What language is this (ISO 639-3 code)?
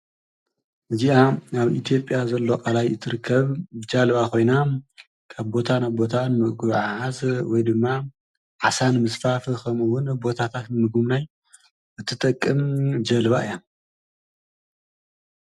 tir